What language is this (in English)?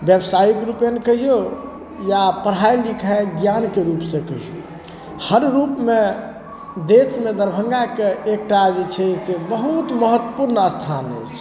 Maithili